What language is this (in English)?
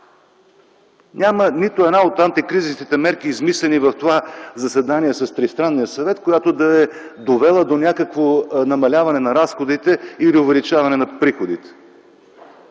Bulgarian